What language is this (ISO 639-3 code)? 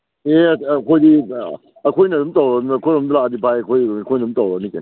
mni